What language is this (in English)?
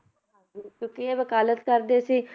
Punjabi